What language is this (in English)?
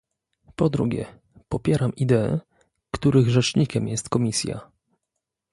Polish